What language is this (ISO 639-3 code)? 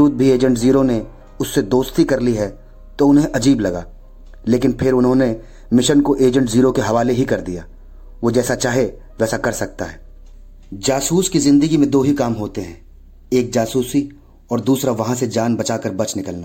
hin